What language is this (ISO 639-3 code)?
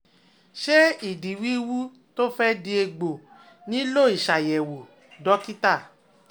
yor